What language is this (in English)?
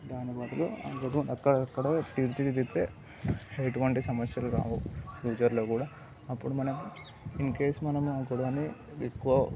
Telugu